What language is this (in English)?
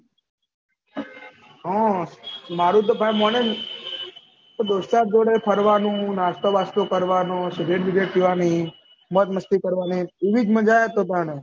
Gujarati